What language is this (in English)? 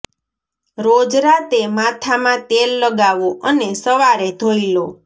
Gujarati